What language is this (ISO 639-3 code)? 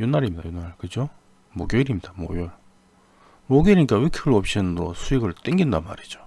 kor